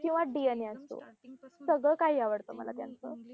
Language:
Marathi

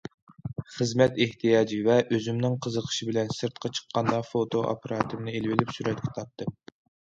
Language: Uyghur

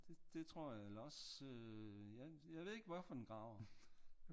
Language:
Danish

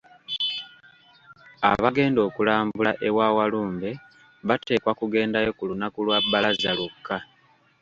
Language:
Ganda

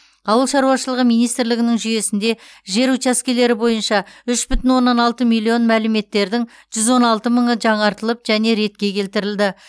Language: Kazakh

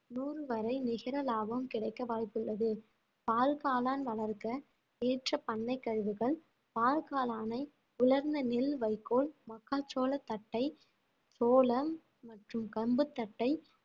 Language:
Tamil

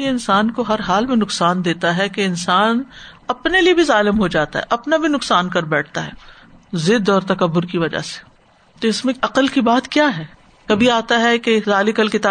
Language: Urdu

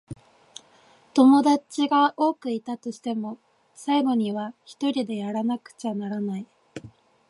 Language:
Japanese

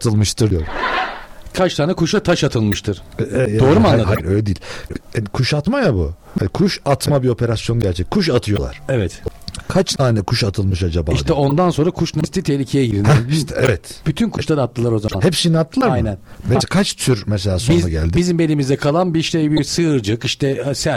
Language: Turkish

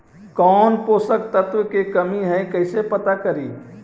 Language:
Magahi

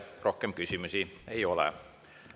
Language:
Estonian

